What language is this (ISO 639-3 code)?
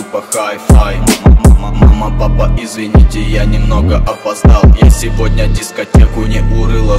ron